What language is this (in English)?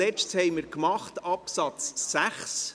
Swiss German